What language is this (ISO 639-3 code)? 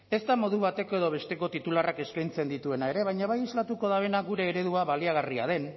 eus